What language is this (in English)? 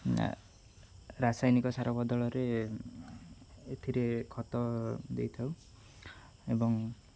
Odia